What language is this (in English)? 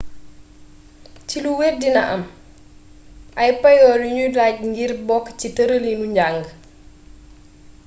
Wolof